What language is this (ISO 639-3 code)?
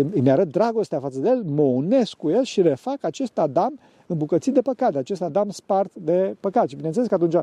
ron